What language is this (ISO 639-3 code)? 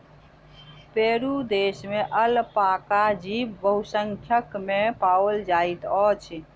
mai